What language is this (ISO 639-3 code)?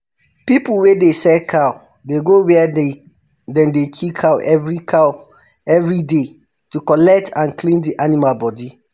pcm